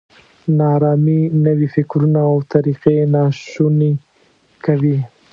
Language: Pashto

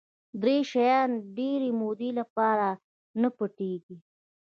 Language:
Pashto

